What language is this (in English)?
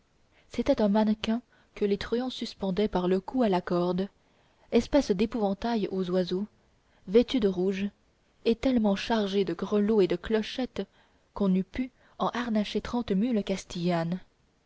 French